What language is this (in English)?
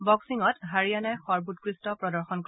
Assamese